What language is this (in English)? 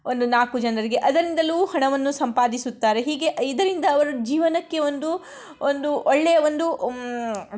Kannada